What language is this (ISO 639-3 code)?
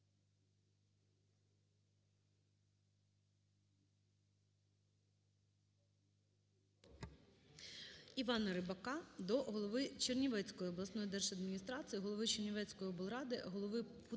ukr